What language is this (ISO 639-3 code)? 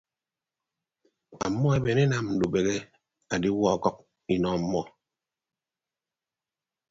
ibb